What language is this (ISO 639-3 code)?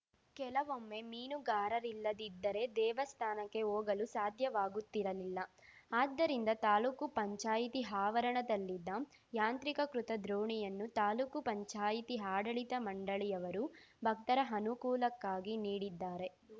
kan